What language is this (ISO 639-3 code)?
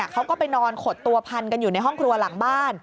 tha